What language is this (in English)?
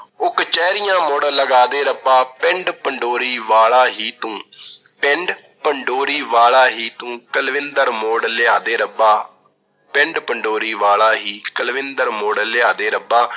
Punjabi